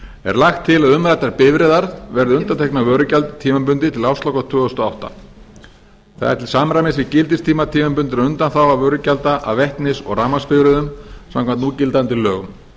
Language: Icelandic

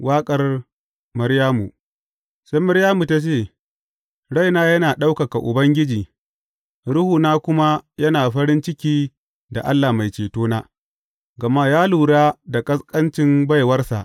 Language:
Hausa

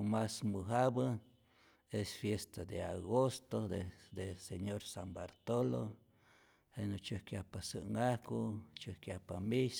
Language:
Rayón Zoque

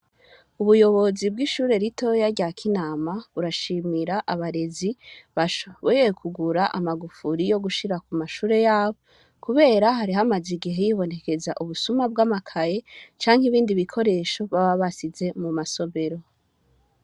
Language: Rundi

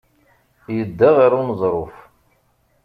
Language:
Kabyle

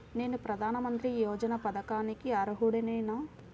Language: Telugu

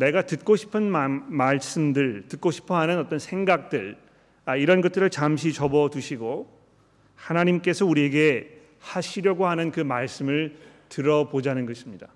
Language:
Korean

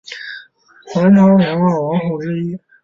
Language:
Chinese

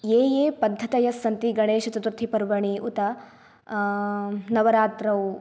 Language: Sanskrit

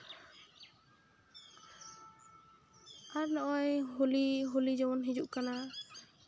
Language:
Santali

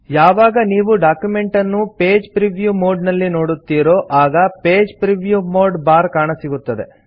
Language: Kannada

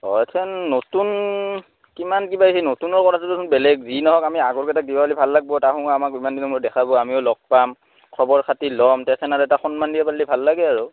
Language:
Assamese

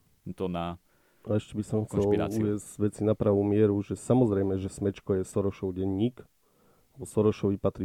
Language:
Slovak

